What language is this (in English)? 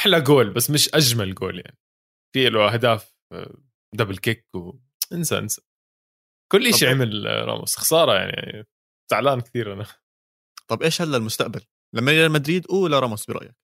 Arabic